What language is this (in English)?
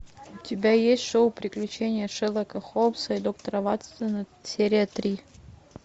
Russian